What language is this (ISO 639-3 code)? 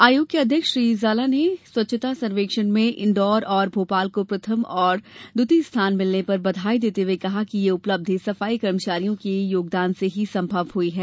hin